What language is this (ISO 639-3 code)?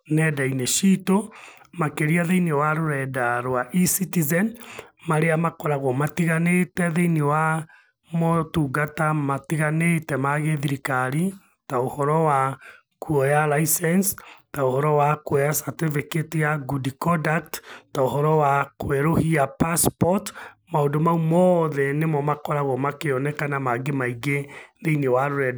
kik